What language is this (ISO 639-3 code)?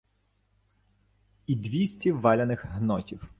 ukr